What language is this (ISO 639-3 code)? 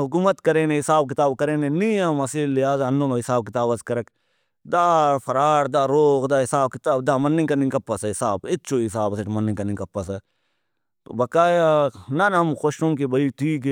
brh